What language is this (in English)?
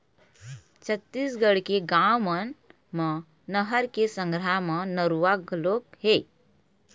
Chhattisgarhi